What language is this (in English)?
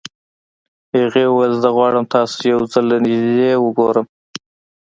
Pashto